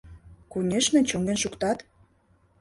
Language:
Mari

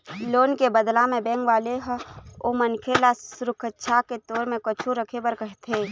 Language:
Chhattisgarhi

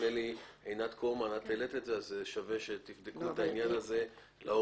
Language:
Hebrew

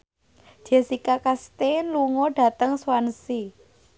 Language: Javanese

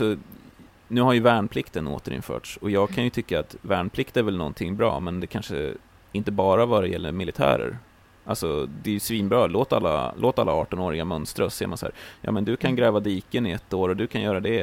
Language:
Swedish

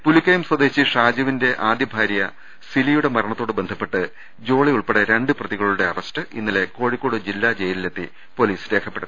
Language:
Malayalam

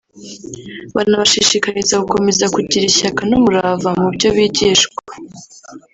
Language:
Kinyarwanda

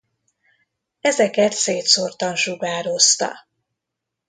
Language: Hungarian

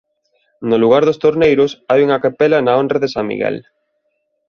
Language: Galician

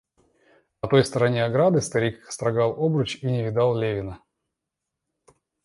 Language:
Russian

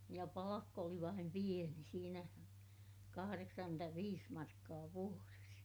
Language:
Finnish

